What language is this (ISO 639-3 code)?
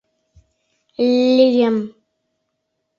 chm